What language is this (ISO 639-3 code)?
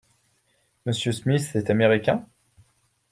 fra